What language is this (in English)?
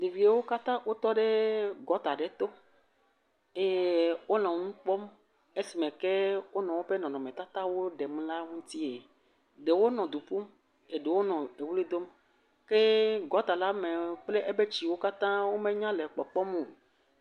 Ewe